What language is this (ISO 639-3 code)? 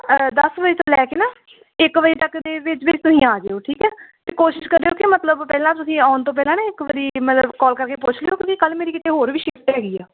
pan